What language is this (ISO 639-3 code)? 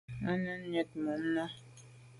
byv